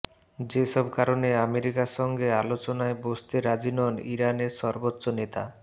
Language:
Bangla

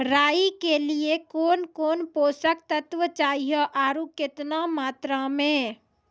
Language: Maithili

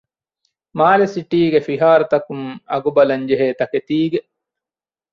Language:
Divehi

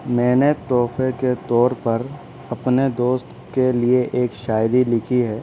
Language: Urdu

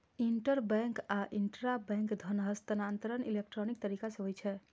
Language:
Maithili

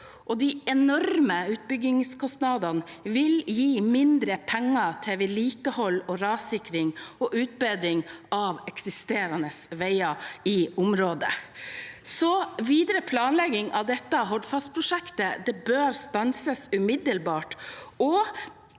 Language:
Norwegian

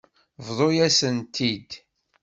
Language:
Kabyle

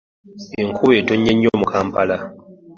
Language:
Ganda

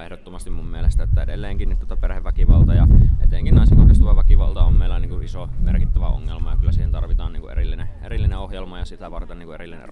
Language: Finnish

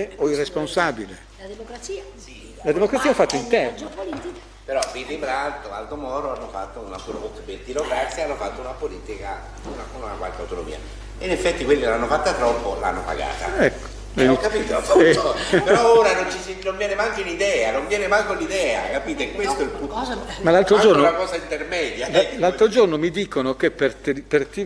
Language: Italian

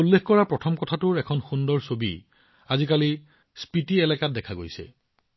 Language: Assamese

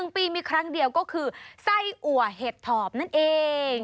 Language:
Thai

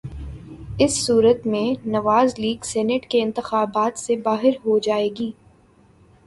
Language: Urdu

